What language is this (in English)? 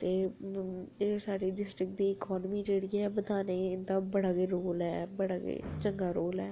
Dogri